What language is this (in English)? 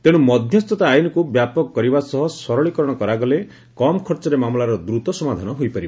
Odia